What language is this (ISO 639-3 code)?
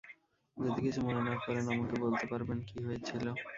ben